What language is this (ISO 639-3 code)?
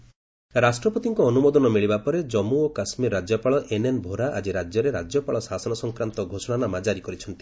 ori